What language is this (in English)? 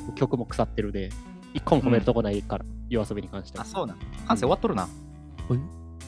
Japanese